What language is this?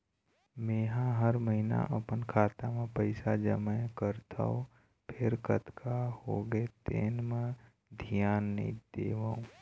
Chhattisgarhi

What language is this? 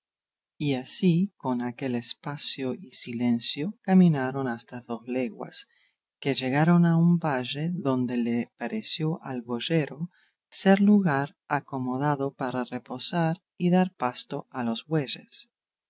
Spanish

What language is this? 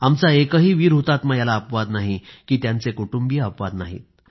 Marathi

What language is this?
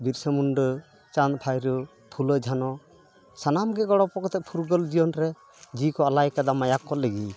Santali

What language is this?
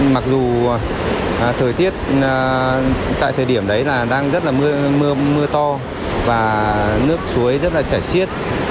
Vietnamese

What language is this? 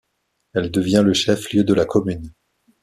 French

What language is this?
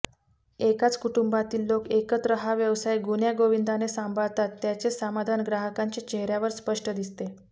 Marathi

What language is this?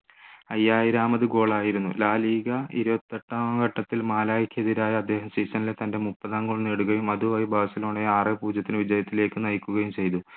Malayalam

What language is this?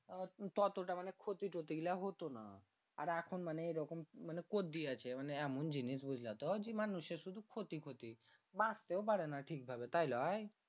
Bangla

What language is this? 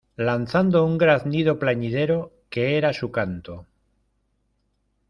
Spanish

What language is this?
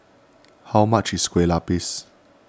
English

